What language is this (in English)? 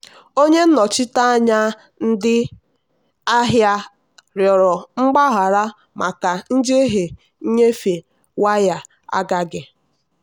Igbo